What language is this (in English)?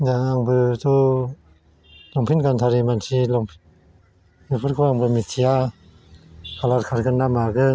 Bodo